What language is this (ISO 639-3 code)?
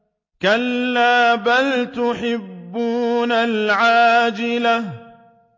ara